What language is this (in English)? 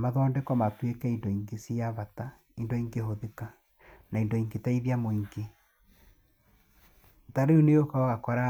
Kikuyu